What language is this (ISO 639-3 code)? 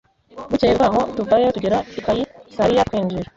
kin